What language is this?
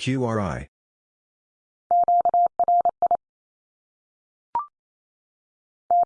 English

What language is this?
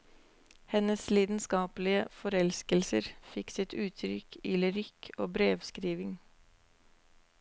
Norwegian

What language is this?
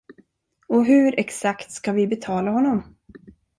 Swedish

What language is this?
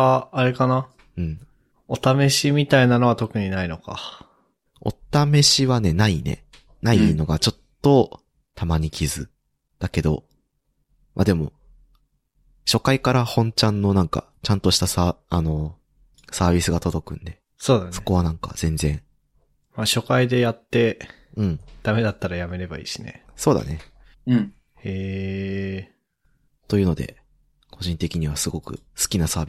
Japanese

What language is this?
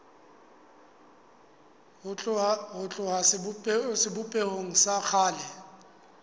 Southern Sotho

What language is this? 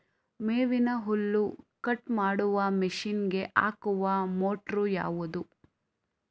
Kannada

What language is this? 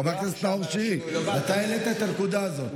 Hebrew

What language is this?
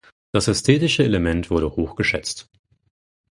German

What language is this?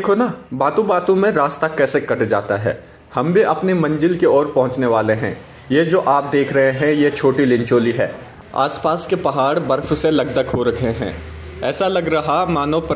Hindi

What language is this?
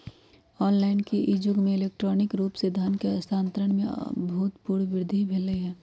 Magahi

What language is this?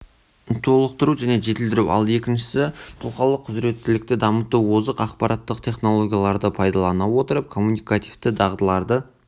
Kazakh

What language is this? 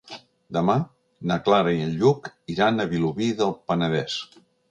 Catalan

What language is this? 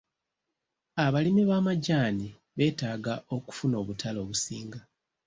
Ganda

